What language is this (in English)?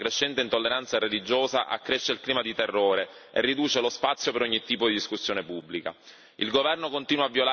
Italian